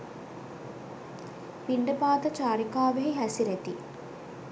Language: Sinhala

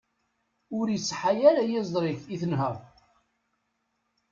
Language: Kabyle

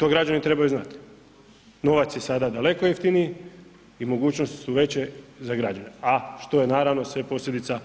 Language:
Croatian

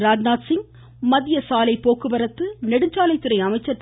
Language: Tamil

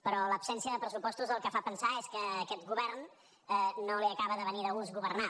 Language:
Catalan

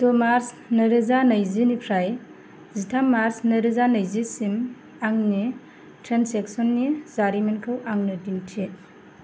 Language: Bodo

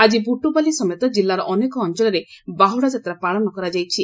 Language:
Odia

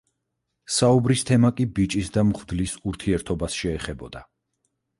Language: Georgian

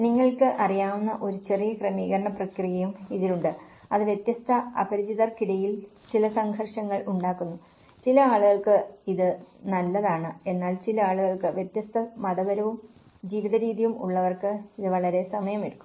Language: Malayalam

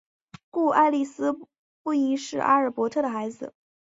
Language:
Chinese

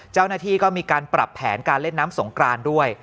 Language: Thai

